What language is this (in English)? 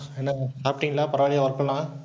Tamil